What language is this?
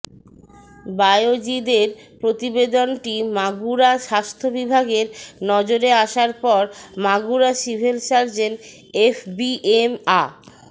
Bangla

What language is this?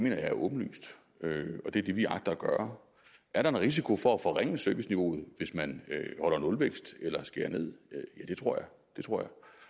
Danish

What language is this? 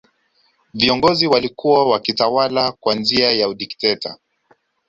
Swahili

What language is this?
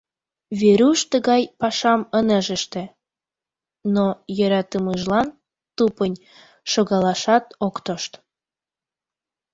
Mari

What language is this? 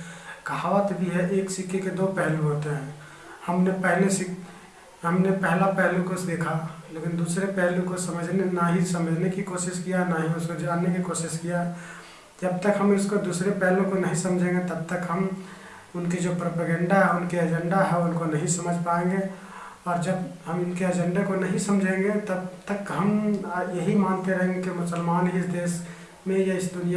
Hindi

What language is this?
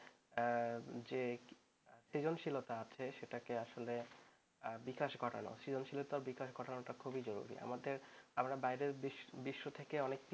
Bangla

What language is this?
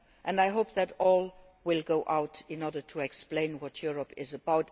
English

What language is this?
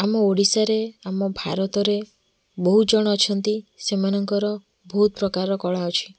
Odia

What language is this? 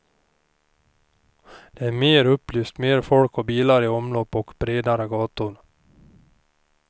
Swedish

